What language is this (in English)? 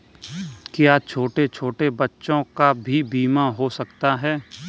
Hindi